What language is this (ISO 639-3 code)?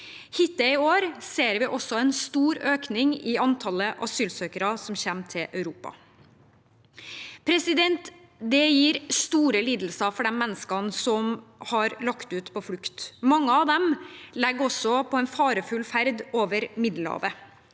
nor